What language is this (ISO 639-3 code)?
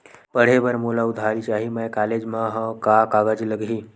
hne